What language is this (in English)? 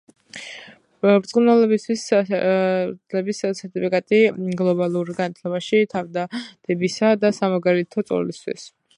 Georgian